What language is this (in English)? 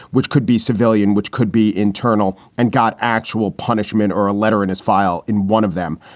English